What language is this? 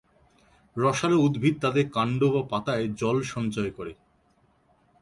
Bangla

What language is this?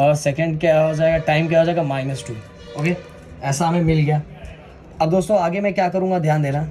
Hindi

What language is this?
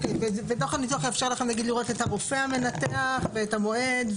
Hebrew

